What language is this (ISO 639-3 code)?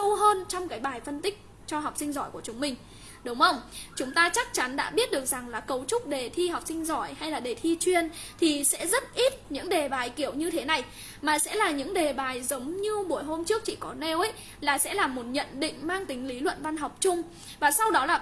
vie